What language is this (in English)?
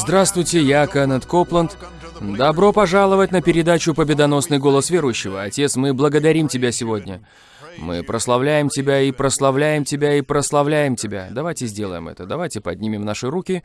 Russian